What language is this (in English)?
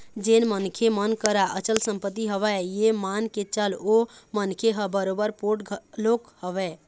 Chhattisgarhi